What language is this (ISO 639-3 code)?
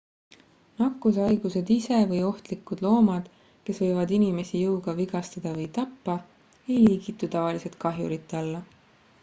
est